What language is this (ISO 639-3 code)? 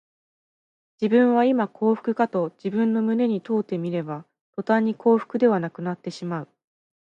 jpn